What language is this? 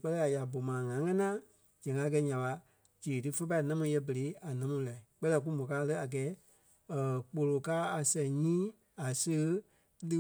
Kpelle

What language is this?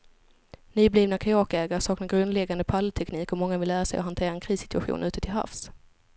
Swedish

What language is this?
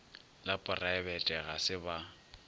Northern Sotho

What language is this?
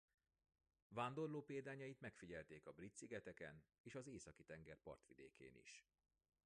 Hungarian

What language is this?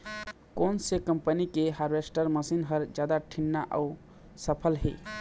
Chhattisgarhi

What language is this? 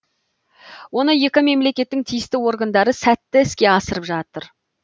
Kazakh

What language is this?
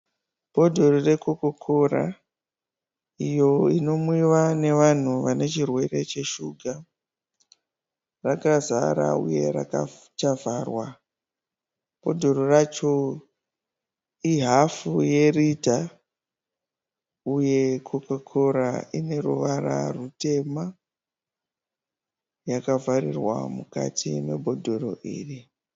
Shona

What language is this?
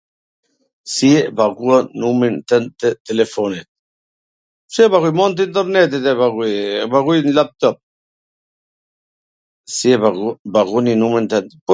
Gheg Albanian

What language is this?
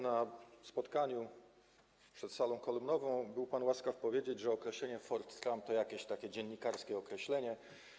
Polish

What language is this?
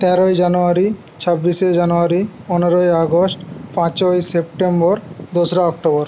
Bangla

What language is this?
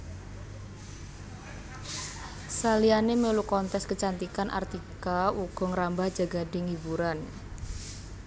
Javanese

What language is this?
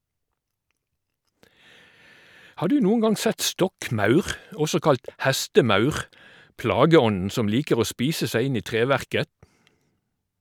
Norwegian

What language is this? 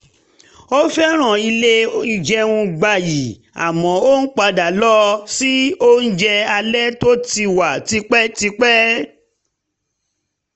Yoruba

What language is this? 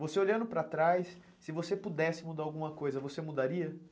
Portuguese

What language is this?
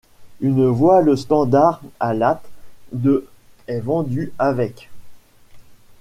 French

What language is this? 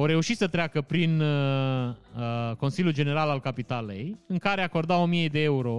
Romanian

